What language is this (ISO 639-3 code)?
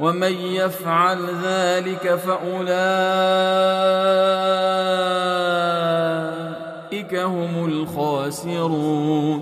ara